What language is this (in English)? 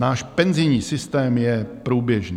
Czech